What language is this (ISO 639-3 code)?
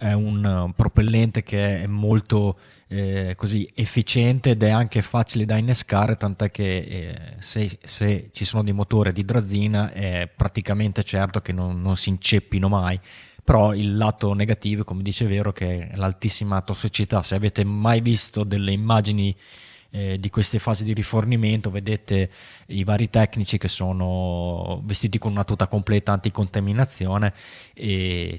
ita